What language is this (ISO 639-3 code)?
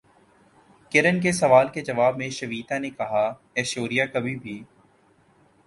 urd